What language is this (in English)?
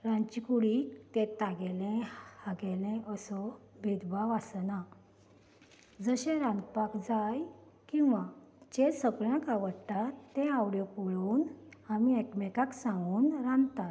Konkani